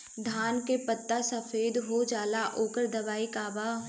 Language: Bhojpuri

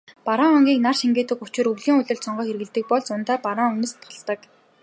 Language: Mongolian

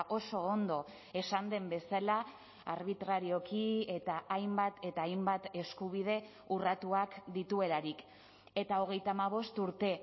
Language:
Basque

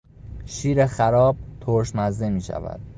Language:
Persian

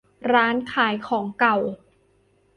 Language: Thai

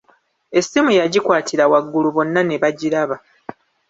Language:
Ganda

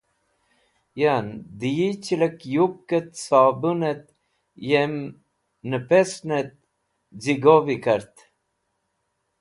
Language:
Wakhi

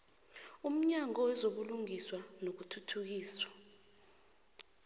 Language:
South Ndebele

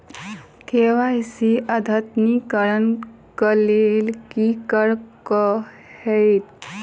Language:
Maithili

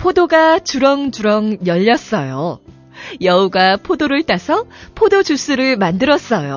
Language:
Korean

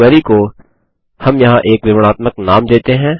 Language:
Hindi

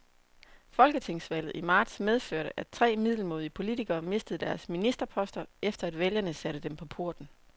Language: Danish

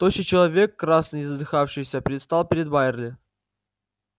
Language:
Russian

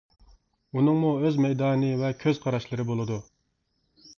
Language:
Uyghur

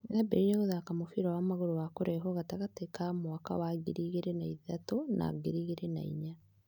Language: Kikuyu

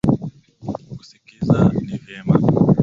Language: Swahili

